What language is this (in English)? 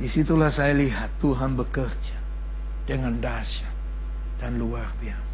Malay